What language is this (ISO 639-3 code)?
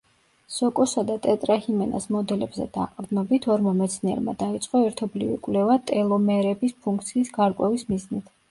kat